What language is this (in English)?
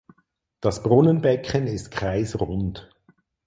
German